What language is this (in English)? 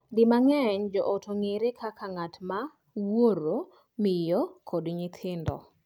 Luo (Kenya and Tanzania)